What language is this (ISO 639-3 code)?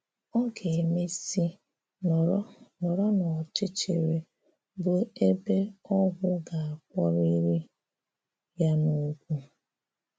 ibo